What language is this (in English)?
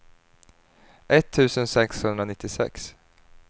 Swedish